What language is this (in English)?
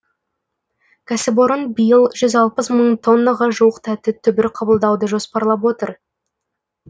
Kazakh